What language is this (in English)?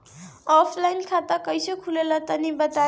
Bhojpuri